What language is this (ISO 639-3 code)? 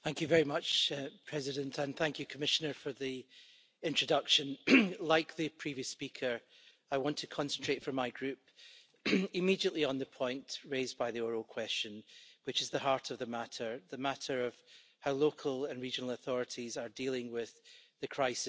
eng